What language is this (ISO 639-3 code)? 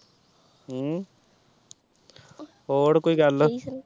pan